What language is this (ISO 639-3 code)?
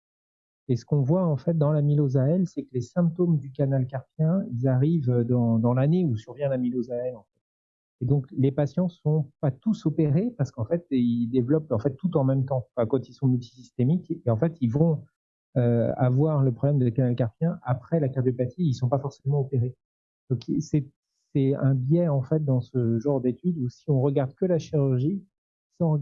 fra